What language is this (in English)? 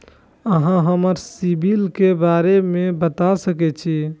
Maithili